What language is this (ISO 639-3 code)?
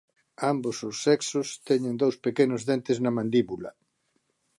glg